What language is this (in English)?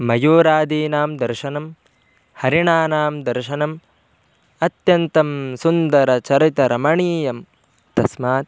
Sanskrit